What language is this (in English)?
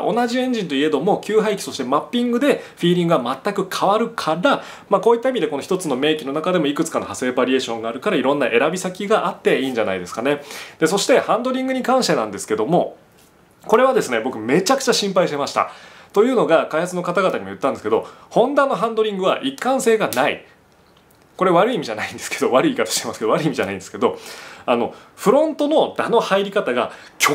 Japanese